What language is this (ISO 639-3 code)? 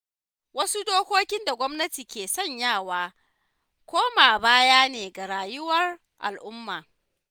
hau